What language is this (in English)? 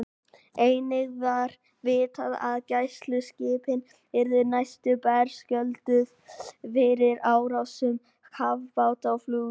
Icelandic